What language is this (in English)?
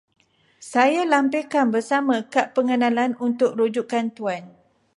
Malay